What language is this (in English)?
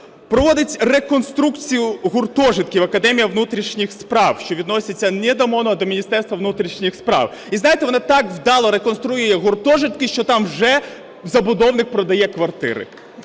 Ukrainian